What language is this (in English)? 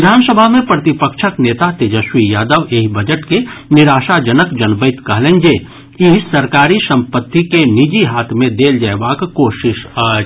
Maithili